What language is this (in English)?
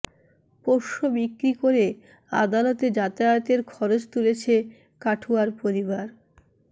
Bangla